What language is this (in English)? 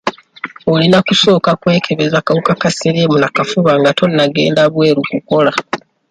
Ganda